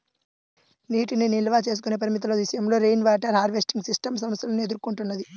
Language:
Telugu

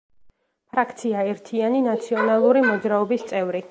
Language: Georgian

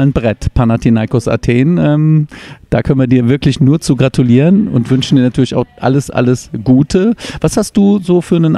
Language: German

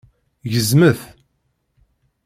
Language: Kabyle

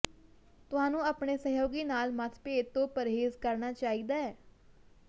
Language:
Punjabi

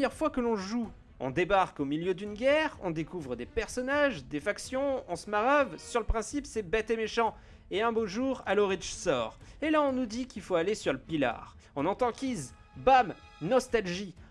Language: French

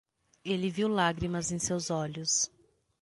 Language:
Portuguese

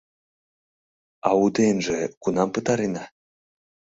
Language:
Mari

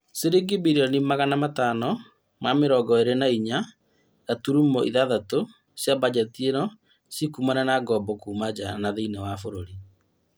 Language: Kikuyu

